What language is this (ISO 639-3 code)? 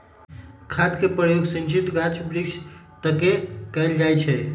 mag